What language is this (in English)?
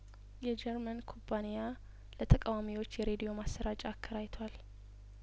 Amharic